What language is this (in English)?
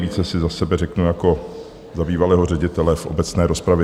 Czech